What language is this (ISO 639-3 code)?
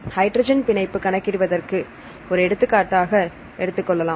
tam